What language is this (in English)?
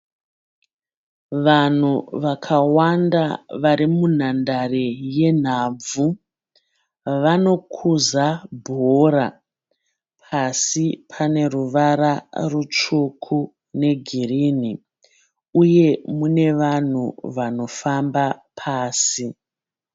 Shona